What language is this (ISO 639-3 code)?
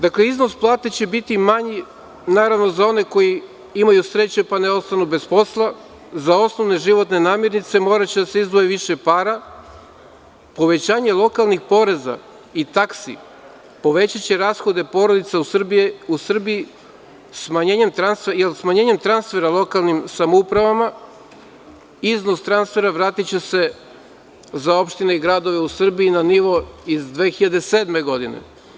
srp